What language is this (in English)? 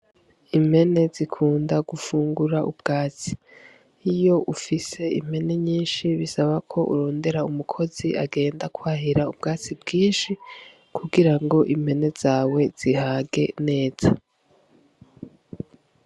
Rundi